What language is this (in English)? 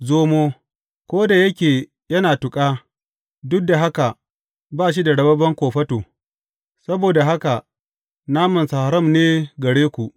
Hausa